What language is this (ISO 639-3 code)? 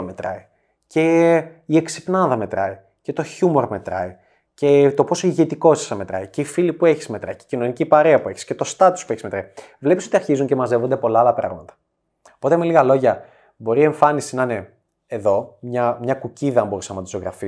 ell